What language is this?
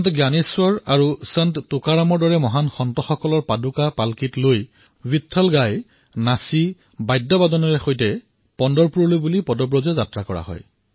Assamese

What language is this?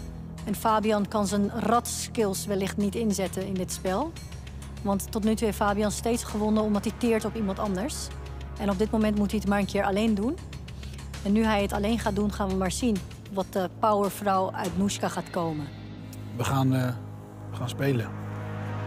Dutch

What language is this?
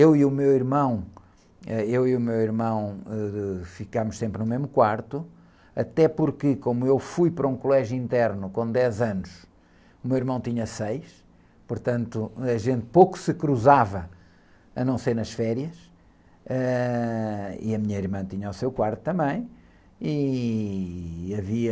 Portuguese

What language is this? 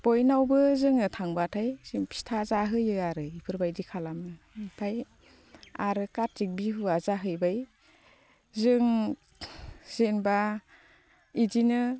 Bodo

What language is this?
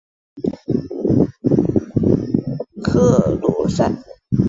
Chinese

